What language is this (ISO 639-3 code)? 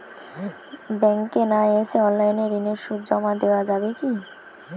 ben